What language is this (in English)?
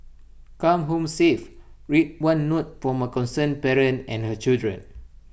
English